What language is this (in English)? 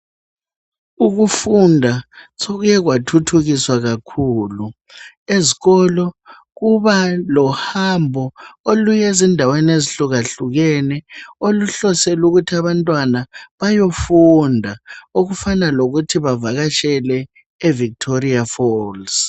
North Ndebele